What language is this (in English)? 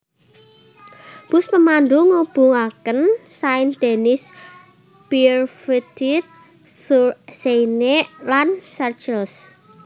Javanese